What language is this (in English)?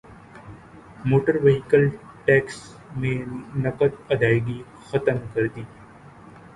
Urdu